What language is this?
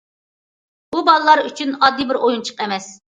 Uyghur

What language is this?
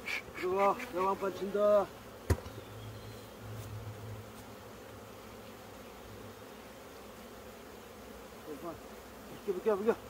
Korean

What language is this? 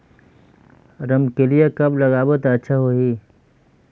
Chhattisgarhi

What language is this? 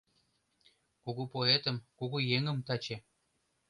Mari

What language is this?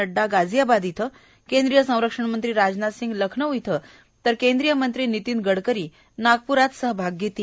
Marathi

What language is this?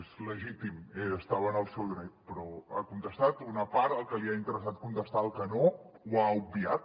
Catalan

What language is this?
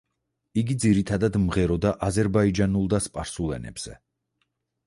Georgian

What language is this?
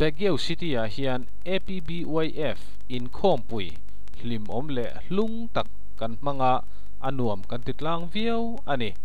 Filipino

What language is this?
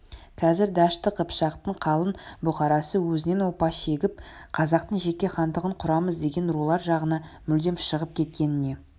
Kazakh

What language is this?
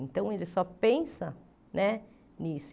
Portuguese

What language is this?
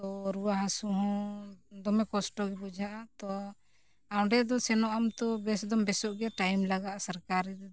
Santali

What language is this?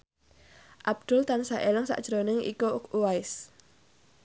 Javanese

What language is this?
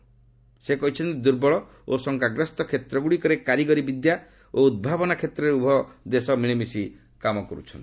Odia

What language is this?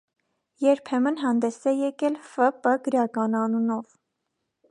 Armenian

